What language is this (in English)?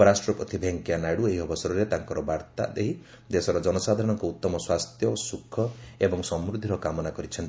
Odia